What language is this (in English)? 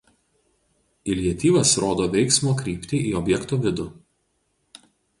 Lithuanian